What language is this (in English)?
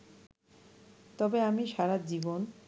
Bangla